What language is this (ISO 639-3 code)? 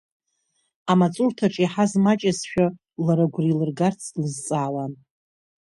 abk